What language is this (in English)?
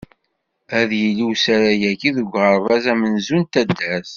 Kabyle